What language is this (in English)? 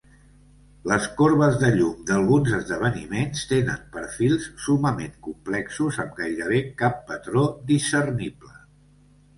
Catalan